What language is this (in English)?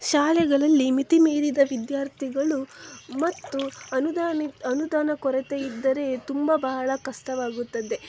Kannada